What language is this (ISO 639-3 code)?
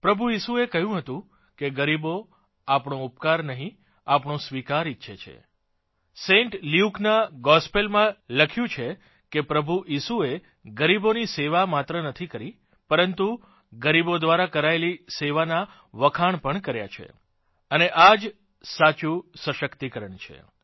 guj